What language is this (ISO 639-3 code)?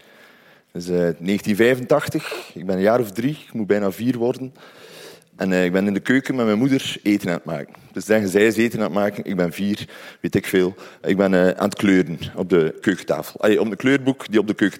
nld